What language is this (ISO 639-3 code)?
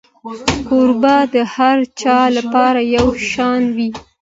pus